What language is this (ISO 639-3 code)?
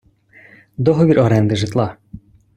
ukr